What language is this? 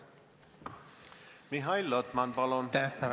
Estonian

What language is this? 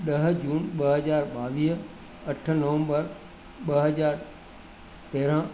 Sindhi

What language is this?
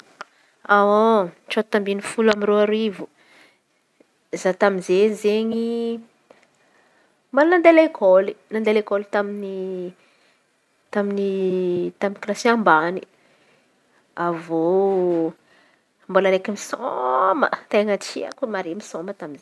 Antankarana Malagasy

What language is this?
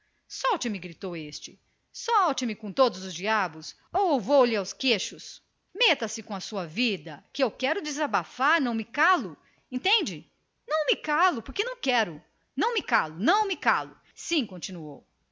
Portuguese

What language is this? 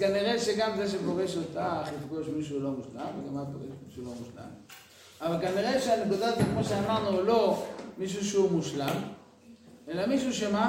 Hebrew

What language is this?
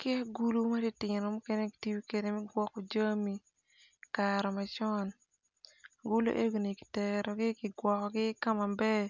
Acoli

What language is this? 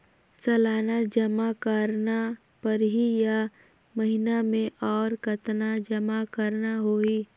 Chhattisgarhi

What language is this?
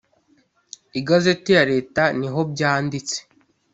Kinyarwanda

